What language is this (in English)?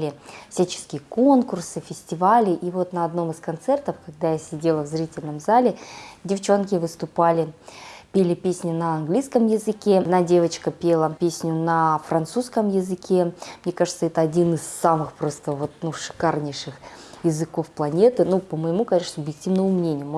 Russian